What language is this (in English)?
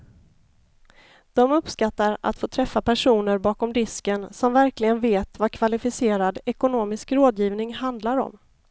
Swedish